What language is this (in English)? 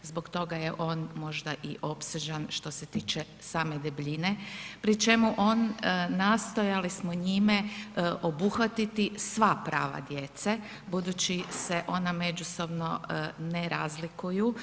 Croatian